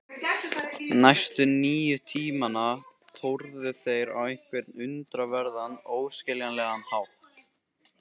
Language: Icelandic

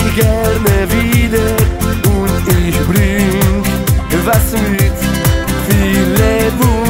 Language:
Romanian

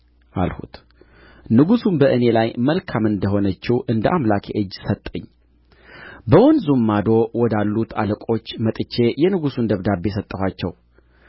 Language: Amharic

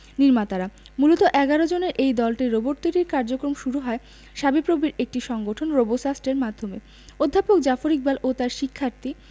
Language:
Bangla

